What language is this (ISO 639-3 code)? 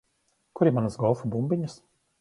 lav